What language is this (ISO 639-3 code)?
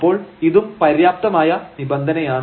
mal